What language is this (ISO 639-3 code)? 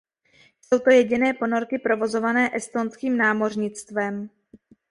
ces